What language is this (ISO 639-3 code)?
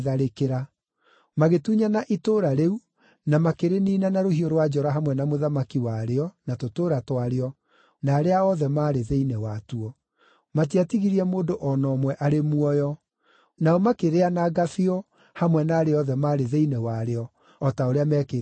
kik